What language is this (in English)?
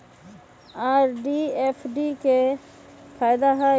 Magahi